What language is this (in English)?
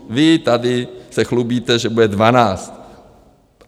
Czech